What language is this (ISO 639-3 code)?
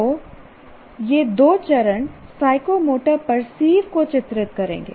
hin